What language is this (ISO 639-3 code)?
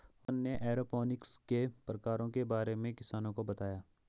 hin